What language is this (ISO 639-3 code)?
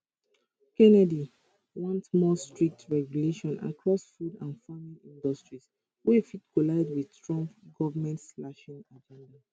pcm